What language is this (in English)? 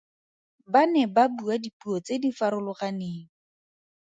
Tswana